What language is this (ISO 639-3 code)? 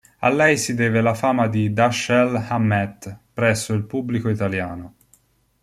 ita